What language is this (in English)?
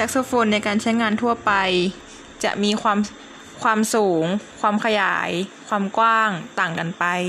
Thai